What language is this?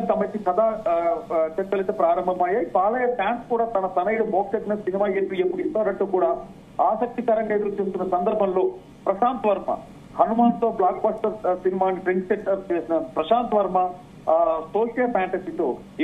Telugu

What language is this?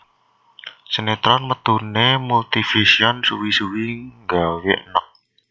Javanese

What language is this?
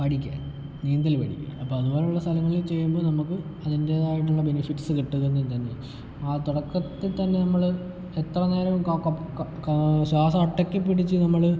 Malayalam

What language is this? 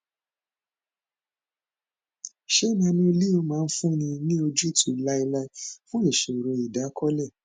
Yoruba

